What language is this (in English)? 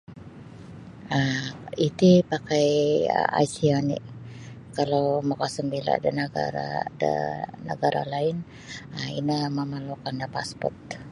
Sabah Bisaya